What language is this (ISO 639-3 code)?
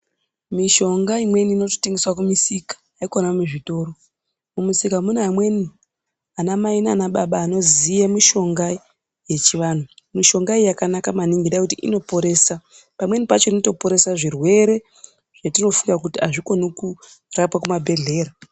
ndc